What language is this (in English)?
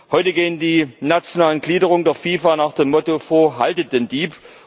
German